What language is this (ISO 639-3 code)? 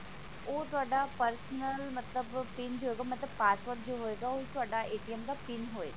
pan